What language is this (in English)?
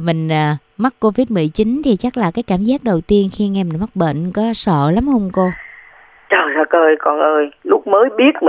Vietnamese